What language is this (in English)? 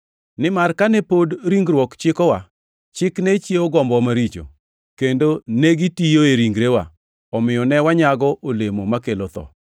Luo (Kenya and Tanzania)